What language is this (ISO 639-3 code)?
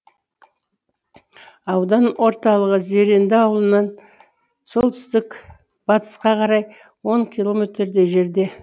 kaz